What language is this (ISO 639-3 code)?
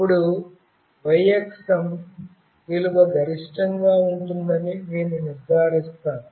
tel